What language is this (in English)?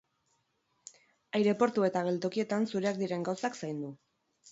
Basque